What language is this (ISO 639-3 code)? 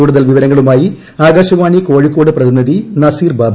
mal